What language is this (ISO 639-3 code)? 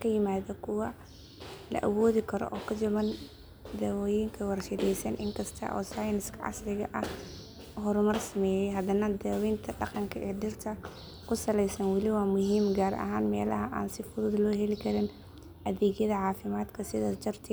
som